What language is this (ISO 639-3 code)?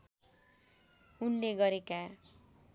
nep